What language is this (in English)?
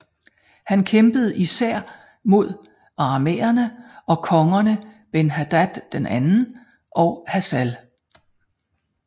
Danish